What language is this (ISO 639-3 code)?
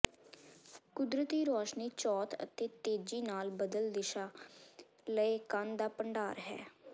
pan